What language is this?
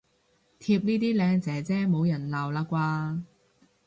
Cantonese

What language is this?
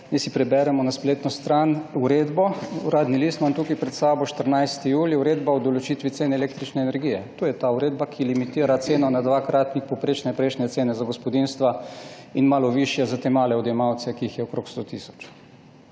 Slovenian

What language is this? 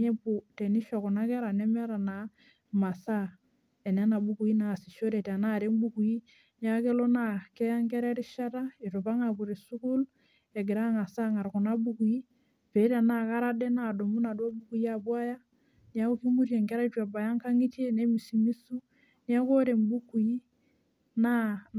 Masai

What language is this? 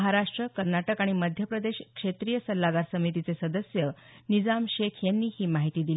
Marathi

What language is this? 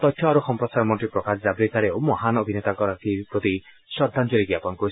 Assamese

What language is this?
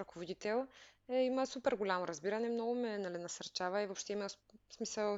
Bulgarian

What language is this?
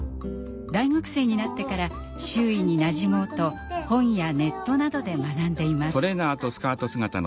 Japanese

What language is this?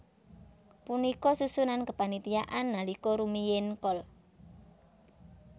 Javanese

